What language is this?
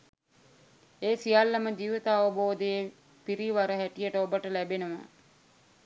Sinhala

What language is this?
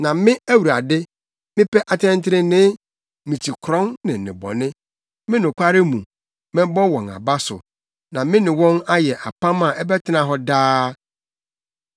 Akan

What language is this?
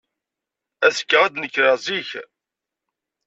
Kabyle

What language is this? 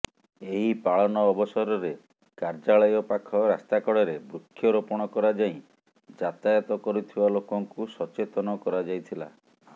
Odia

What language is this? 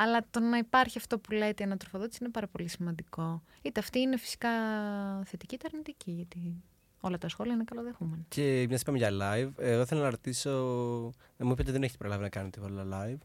Greek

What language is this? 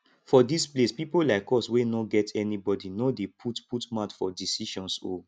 Nigerian Pidgin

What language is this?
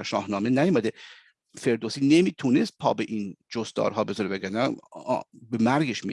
Persian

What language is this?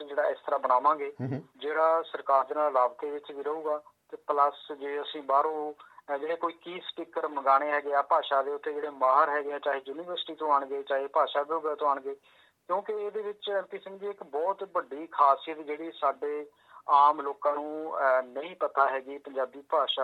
Punjabi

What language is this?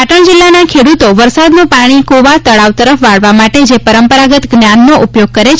Gujarati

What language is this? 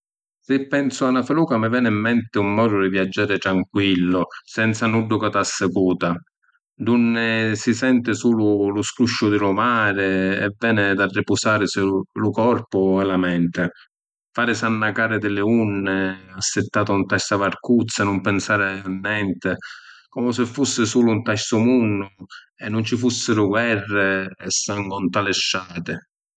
Sicilian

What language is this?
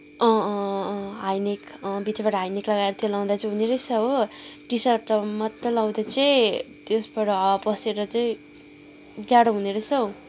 Nepali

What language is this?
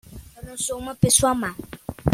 Portuguese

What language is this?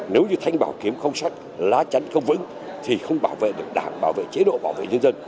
Vietnamese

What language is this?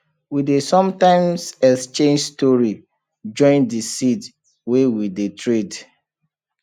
Nigerian Pidgin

